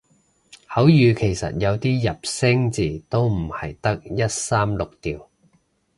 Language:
Cantonese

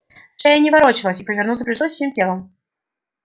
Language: Russian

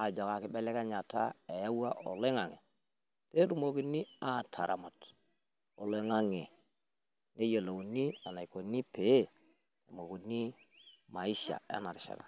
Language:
Masai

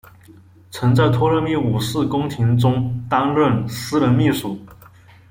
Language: Chinese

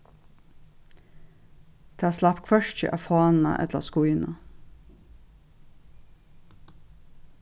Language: Faroese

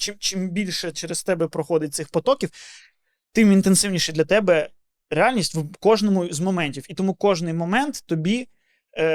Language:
Ukrainian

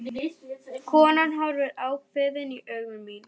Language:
Icelandic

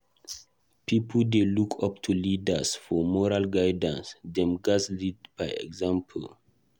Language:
Nigerian Pidgin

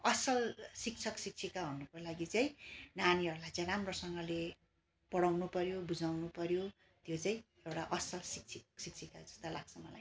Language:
Nepali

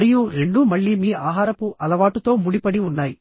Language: Telugu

